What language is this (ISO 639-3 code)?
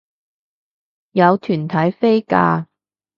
yue